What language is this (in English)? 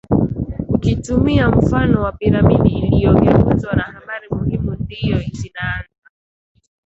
Swahili